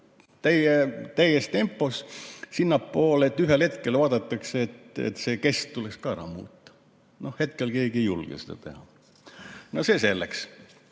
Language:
Estonian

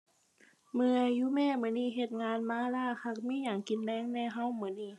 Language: Thai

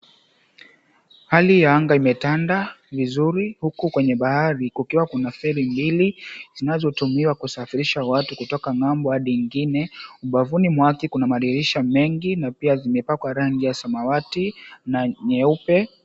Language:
Swahili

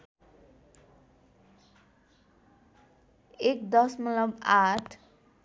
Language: Nepali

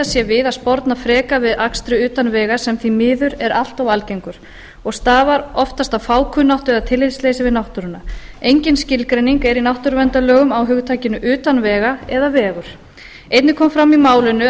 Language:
Icelandic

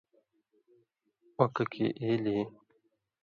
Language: Indus Kohistani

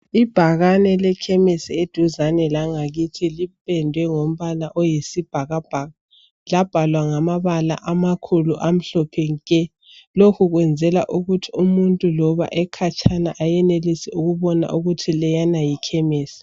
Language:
North Ndebele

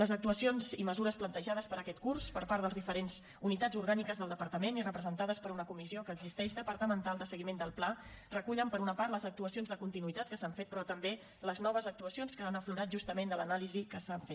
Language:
Catalan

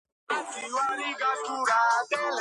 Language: Georgian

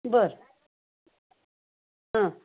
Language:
Marathi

